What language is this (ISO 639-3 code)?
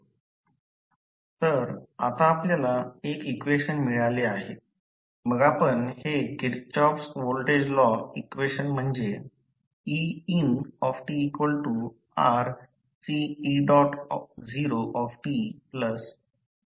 mar